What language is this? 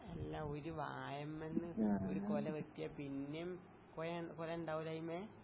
Malayalam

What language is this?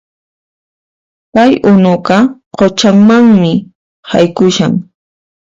Puno Quechua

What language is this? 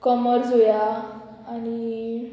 Konkani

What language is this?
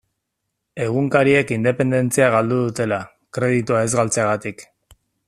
Basque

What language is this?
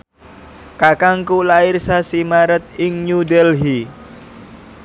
Javanese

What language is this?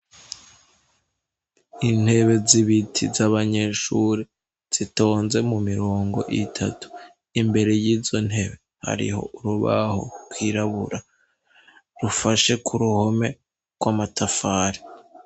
Rundi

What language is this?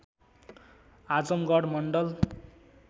Nepali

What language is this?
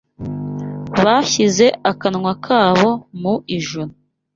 Kinyarwanda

